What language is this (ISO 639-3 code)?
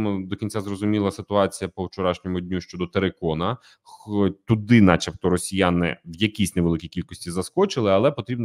ukr